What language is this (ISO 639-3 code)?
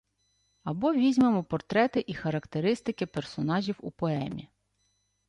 ukr